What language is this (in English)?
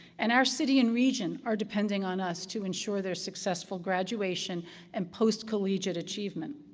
English